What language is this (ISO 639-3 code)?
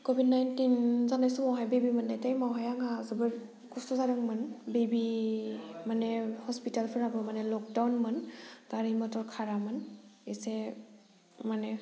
brx